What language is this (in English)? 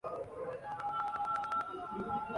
Urdu